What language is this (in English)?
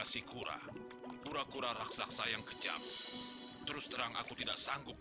Indonesian